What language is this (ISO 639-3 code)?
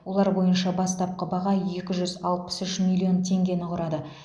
kaz